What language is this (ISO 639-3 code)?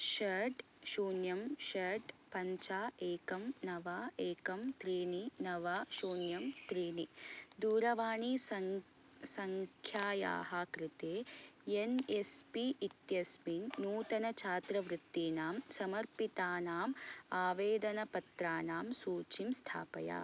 san